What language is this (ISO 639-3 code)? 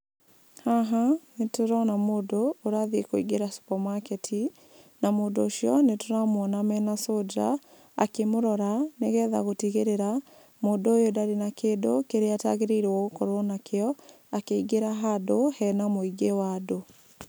kik